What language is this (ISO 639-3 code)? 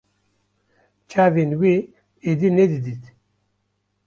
kur